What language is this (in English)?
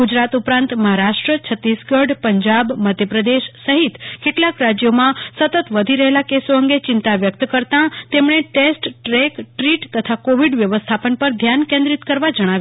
Gujarati